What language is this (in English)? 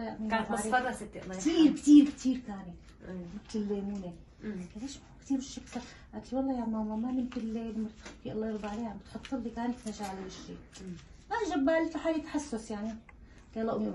Arabic